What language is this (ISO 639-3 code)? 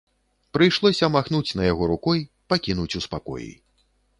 bel